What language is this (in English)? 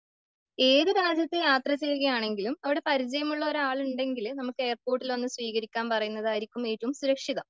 Malayalam